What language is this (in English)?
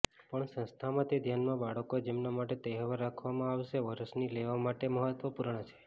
Gujarati